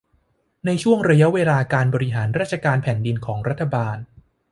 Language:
Thai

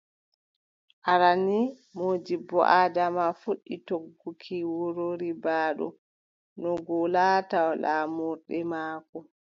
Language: Adamawa Fulfulde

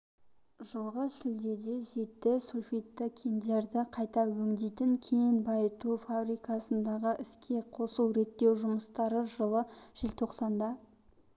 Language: Kazakh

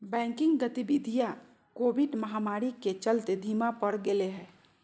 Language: Magahi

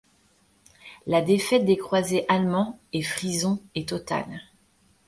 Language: French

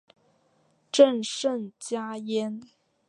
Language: Chinese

